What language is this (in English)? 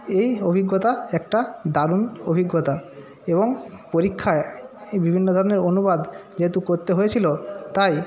Bangla